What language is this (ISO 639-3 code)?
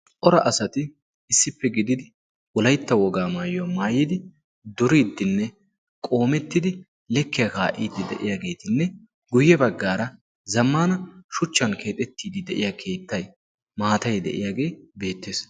wal